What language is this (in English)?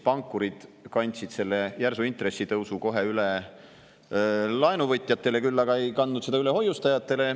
Estonian